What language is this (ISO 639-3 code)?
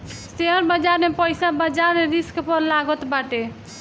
bho